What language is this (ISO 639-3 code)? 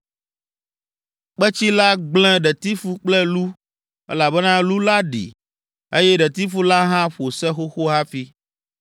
ewe